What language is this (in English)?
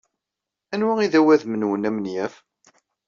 Kabyle